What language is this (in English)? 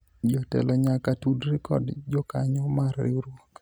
Luo (Kenya and Tanzania)